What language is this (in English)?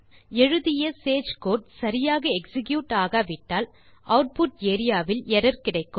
Tamil